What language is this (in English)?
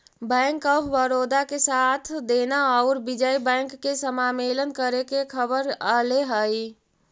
Magahi